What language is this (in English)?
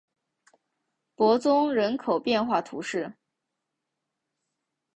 Chinese